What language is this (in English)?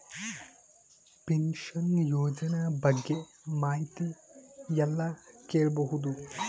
Kannada